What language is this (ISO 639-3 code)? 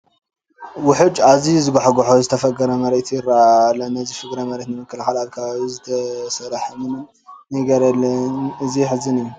tir